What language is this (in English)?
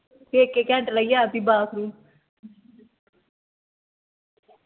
Dogri